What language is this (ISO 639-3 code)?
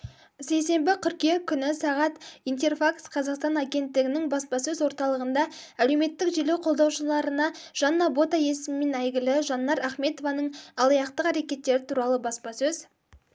kaz